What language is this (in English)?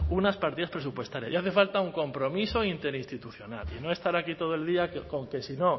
Spanish